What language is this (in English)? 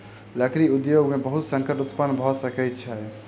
Maithili